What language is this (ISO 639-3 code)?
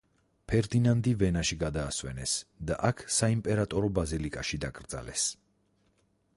kat